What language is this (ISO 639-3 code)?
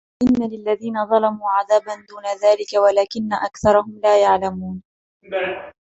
ara